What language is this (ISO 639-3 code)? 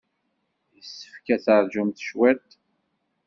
kab